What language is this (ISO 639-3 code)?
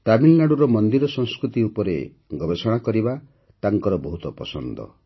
ori